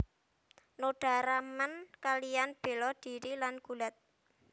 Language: Javanese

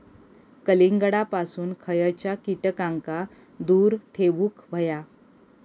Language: Marathi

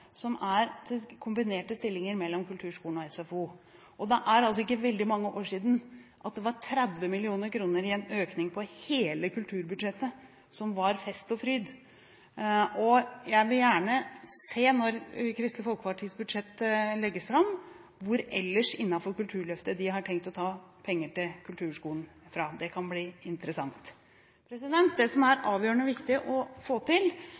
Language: Norwegian Bokmål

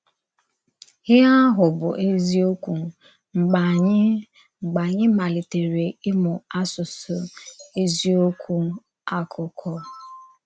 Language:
Igbo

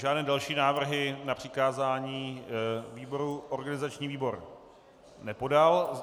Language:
Czech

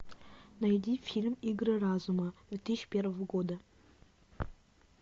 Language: Russian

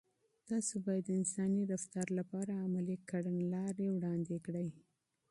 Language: Pashto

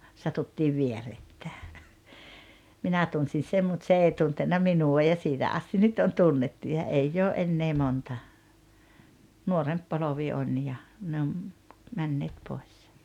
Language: Finnish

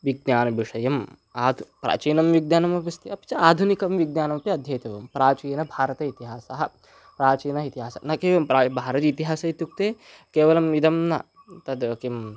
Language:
Sanskrit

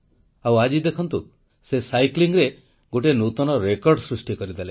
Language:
Odia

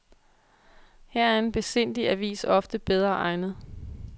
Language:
Danish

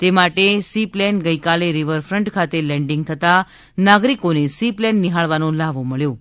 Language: Gujarati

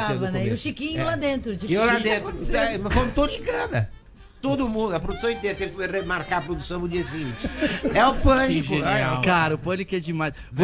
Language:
Portuguese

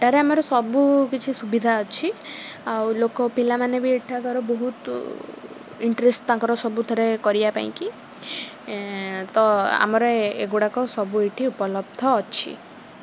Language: Odia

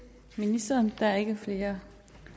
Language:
Danish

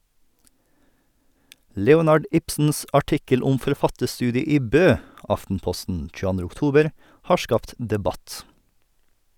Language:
Norwegian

